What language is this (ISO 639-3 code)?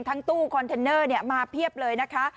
tha